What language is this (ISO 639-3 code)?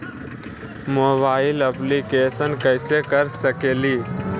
mag